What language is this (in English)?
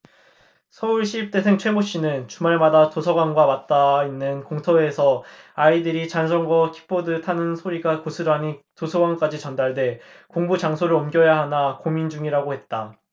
Korean